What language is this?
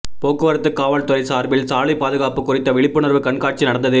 Tamil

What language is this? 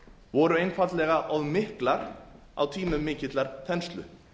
Icelandic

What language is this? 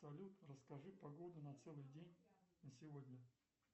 Russian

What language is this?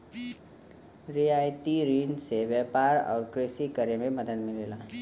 Bhojpuri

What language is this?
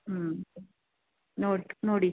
Kannada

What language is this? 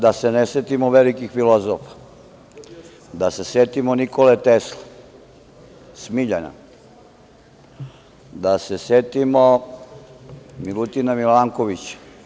Serbian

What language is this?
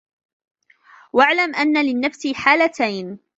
Arabic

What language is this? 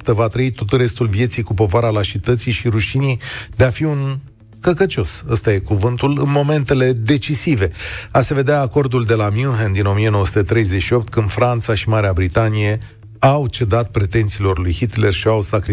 Romanian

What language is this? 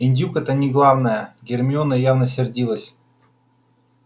Russian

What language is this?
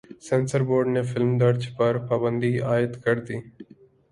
Urdu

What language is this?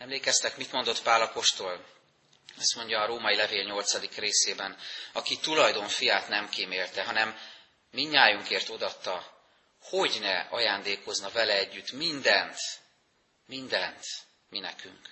Hungarian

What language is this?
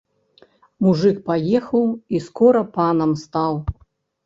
Belarusian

